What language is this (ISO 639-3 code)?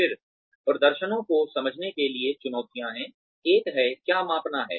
hin